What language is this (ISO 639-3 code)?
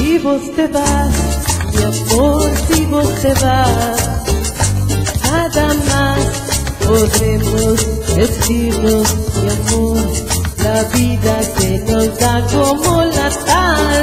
ell